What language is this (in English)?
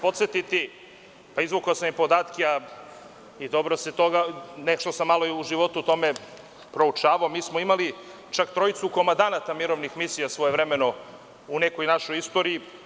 Serbian